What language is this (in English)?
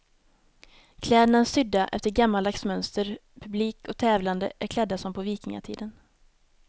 Swedish